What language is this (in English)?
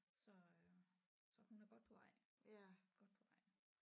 Danish